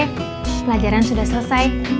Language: Indonesian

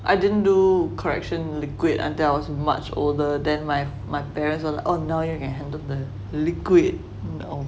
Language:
English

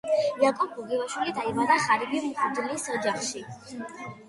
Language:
Georgian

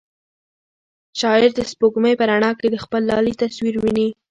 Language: Pashto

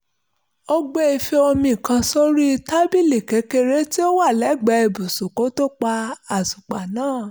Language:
Yoruba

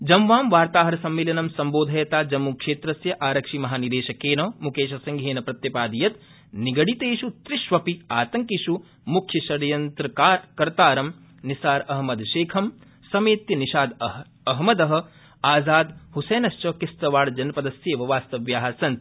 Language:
Sanskrit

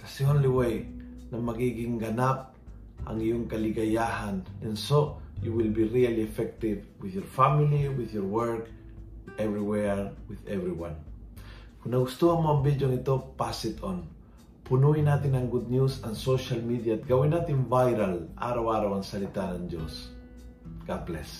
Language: Filipino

